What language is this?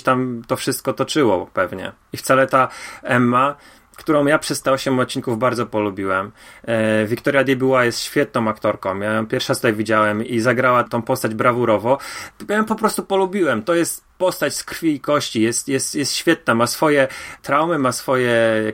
Polish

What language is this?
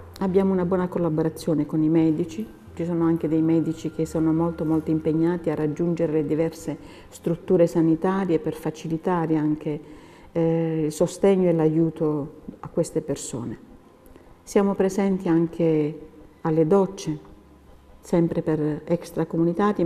Italian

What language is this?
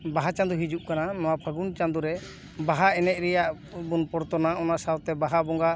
Santali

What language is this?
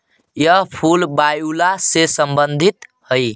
Magahi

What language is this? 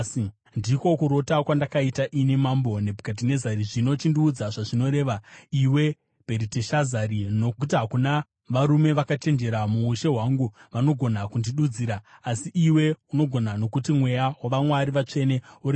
Shona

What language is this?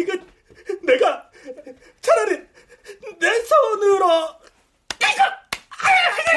Korean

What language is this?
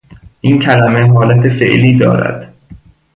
Persian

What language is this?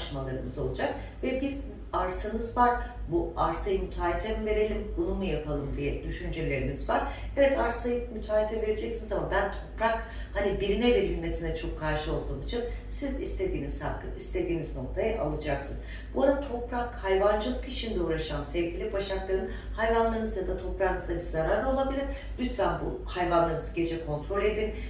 Turkish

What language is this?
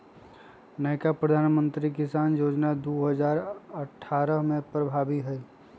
Magahi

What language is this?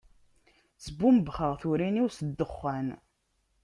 Kabyle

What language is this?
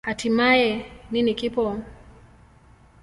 Swahili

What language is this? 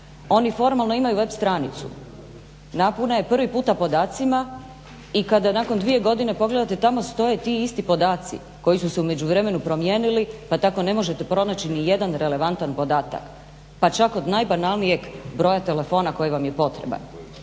Croatian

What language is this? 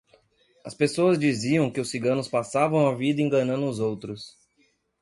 Portuguese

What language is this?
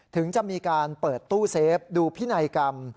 Thai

